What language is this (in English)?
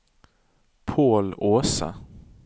Norwegian